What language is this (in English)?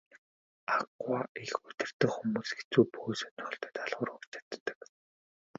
Mongolian